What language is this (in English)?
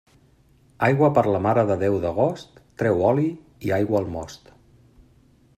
Catalan